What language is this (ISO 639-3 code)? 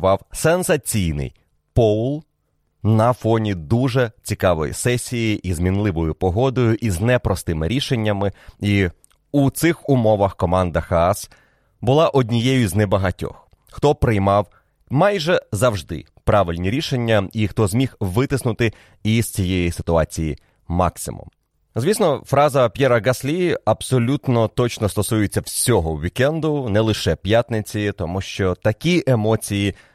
ukr